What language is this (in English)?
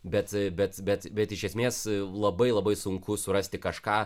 Lithuanian